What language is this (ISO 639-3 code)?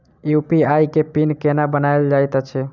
mai